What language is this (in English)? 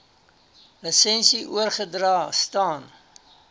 Afrikaans